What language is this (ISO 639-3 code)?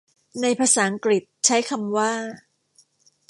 tha